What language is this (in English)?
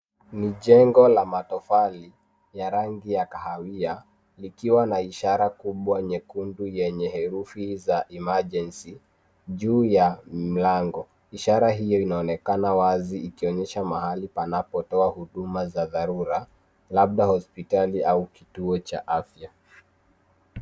Swahili